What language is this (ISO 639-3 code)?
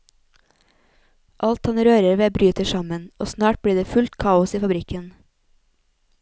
nor